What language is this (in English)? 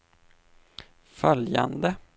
Swedish